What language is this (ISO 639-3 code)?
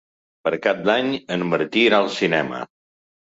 cat